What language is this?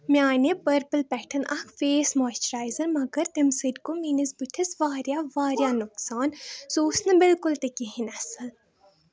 Kashmiri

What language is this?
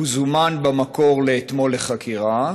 Hebrew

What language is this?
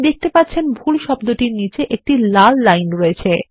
Bangla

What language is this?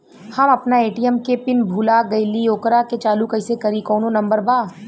Bhojpuri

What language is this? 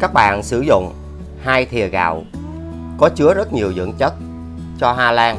Vietnamese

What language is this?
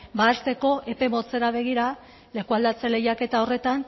Basque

